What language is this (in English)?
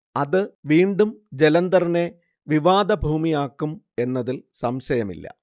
Malayalam